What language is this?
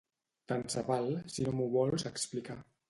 Catalan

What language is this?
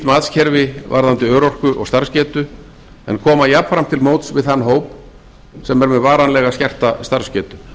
Icelandic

